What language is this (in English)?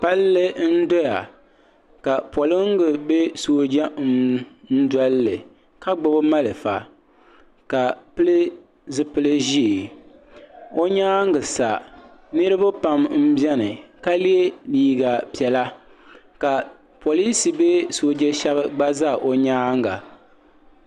Dagbani